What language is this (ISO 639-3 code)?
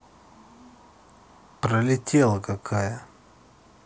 rus